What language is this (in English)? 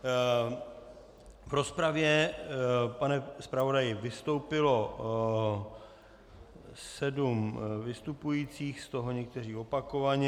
Czech